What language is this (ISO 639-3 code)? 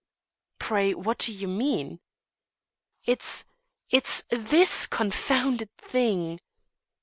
eng